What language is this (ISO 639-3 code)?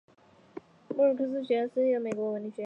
zho